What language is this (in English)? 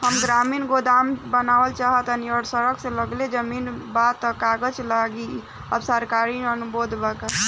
Bhojpuri